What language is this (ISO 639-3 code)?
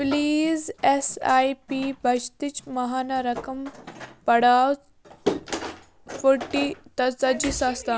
kas